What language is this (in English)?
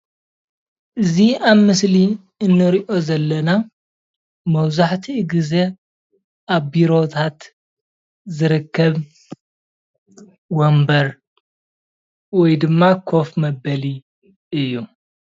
Tigrinya